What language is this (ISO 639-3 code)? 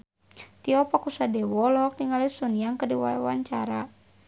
sun